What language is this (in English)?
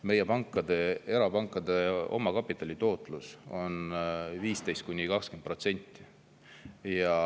Estonian